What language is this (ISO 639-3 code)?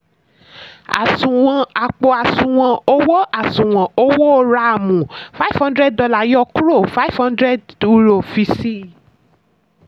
yor